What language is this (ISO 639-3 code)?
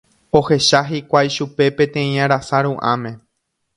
grn